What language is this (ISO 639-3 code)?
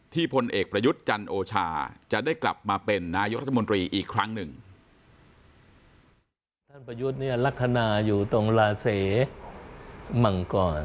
tha